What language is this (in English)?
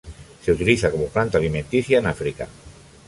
Spanish